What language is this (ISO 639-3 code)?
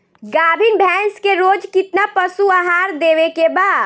bho